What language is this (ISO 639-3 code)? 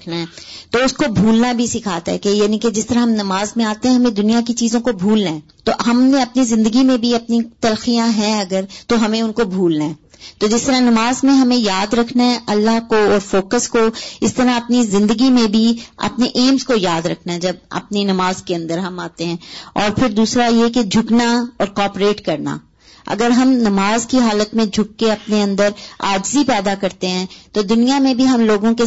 urd